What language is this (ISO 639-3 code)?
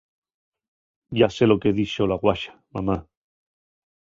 ast